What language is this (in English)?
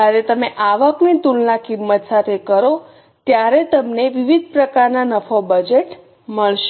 Gujarati